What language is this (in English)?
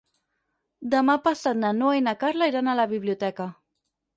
Catalan